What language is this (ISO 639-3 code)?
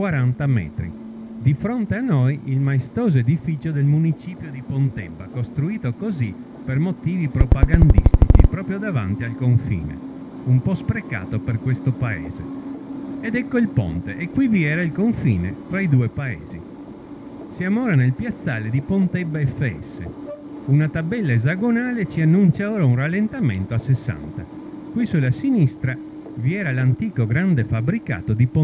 ita